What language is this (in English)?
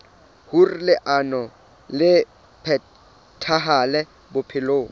Southern Sotho